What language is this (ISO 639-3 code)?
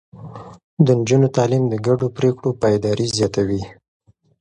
pus